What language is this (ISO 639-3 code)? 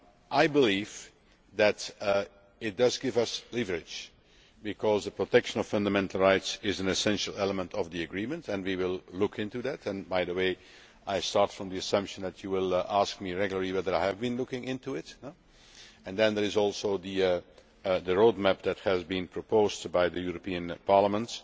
eng